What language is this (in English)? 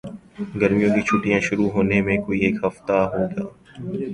Urdu